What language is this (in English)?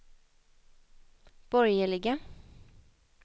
Swedish